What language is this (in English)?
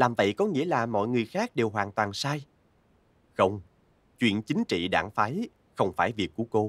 Vietnamese